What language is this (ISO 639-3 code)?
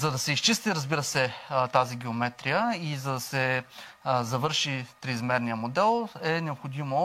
bul